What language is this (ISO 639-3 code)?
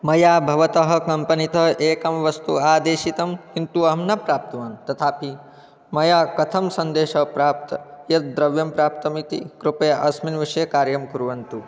san